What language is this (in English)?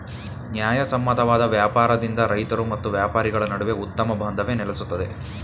Kannada